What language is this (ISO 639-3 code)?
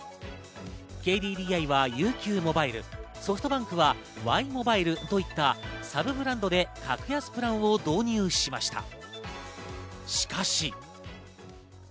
jpn